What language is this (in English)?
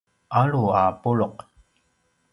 Paiwan